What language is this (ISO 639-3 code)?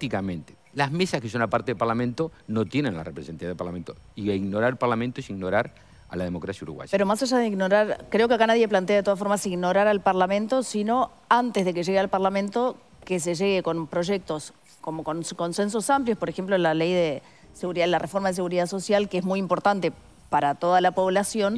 spa